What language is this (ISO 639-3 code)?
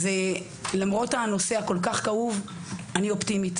heb